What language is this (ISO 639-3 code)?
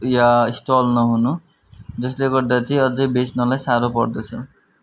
nep